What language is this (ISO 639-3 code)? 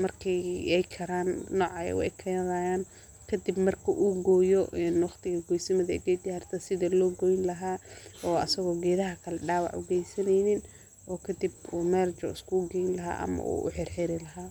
som